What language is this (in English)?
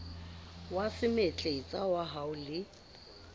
Southern Sotho